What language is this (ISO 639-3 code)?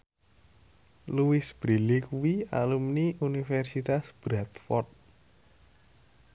jav